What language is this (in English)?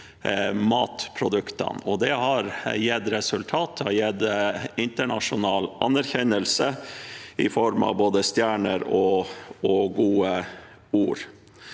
Norwegian